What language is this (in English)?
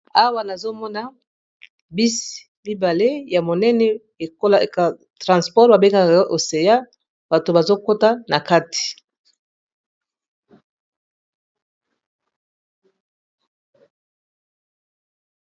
Lingala